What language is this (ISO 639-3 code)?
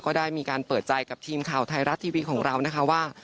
tha